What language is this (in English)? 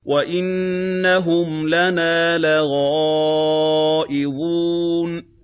Arabic